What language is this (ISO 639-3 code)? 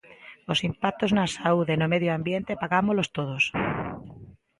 glg